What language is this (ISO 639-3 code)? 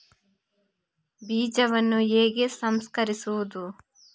kan